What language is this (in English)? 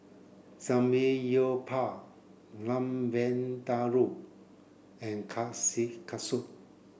English